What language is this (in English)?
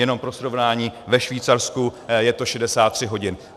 Czech